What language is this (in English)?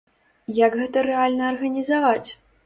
Belarusian